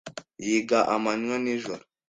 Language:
Kinyarwanda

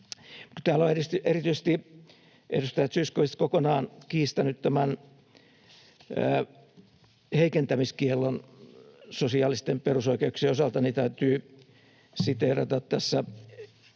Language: Finnish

